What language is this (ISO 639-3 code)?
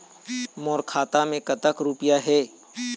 hne